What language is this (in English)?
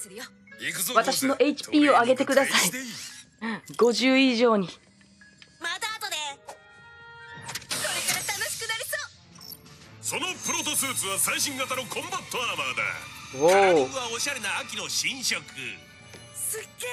Japanese